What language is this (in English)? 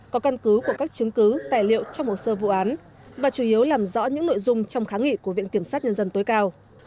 Vietnamese